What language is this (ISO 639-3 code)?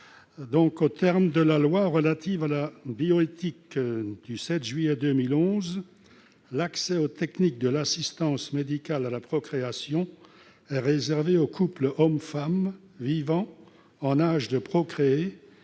fra